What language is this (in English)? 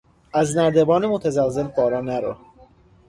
Persian